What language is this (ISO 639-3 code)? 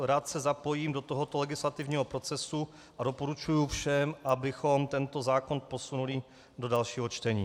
ces